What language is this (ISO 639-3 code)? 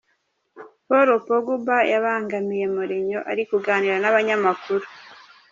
kin